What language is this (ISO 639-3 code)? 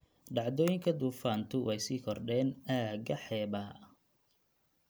som